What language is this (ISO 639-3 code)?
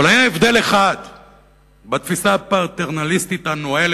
heb